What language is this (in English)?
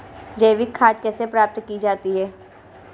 Hindi